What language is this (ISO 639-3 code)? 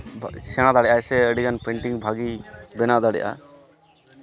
sat